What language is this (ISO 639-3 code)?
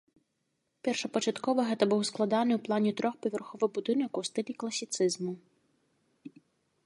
bel